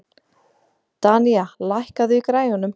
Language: Icelandic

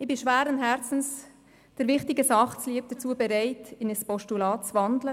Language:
Swiss German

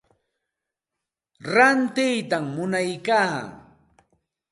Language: Santa Ana de Tusi Pasco Quechua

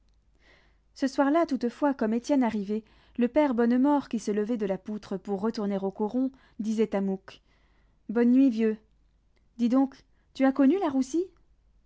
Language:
French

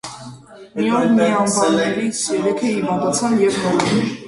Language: Armenian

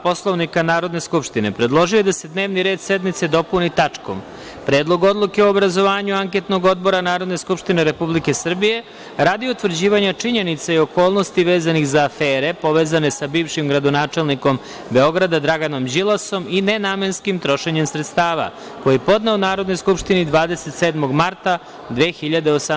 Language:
Serbian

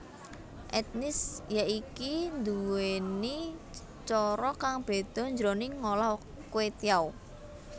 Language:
Javanese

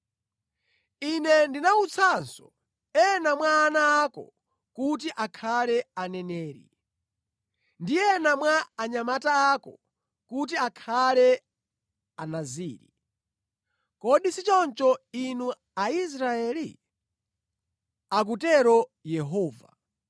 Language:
Nyanja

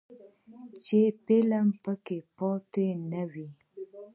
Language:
Pashto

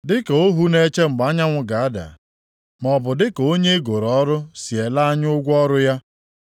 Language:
Igbo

